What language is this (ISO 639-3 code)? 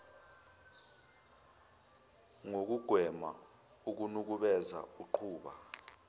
zul